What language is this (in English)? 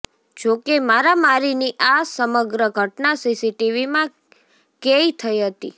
Gujarati